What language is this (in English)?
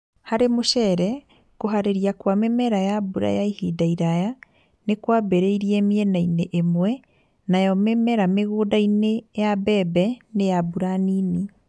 Kikuyu